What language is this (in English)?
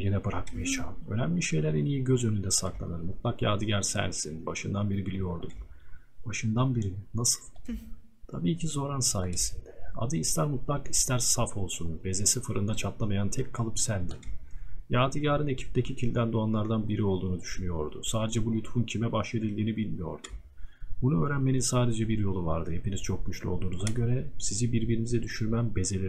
Turkish